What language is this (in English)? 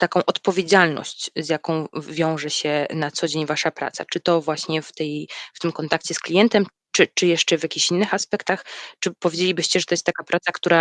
Polish